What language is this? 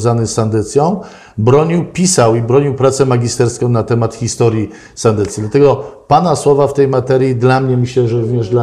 Polish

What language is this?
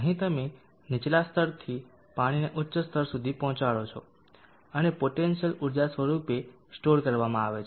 Gujarati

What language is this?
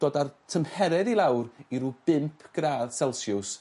Welsh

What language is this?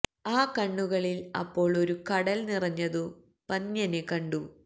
Malayalam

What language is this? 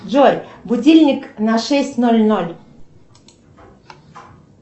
Russian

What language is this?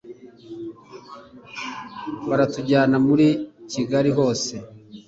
Kinyarwanda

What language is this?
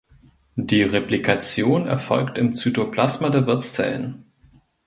German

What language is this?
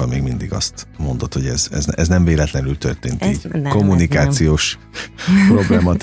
Hungarian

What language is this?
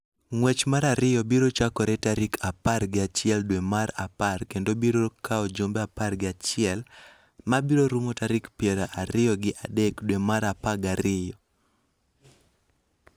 Luo (Kenya and Tanzania)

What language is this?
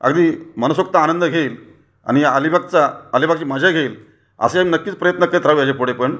Marathi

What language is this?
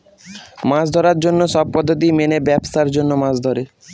Bangla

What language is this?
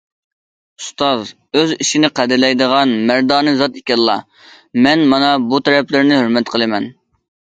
Uyghur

